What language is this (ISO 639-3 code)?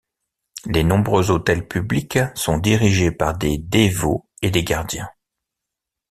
fra